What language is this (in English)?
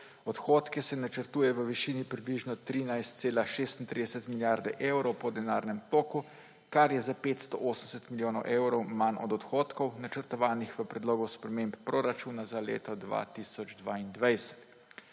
Slovenian